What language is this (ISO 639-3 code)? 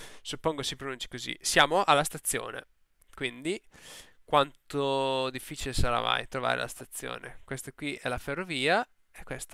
ita